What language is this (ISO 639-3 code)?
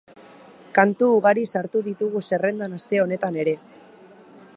eus